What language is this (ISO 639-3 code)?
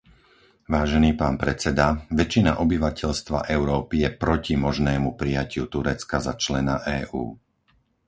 slk